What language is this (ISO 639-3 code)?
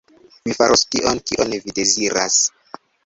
epo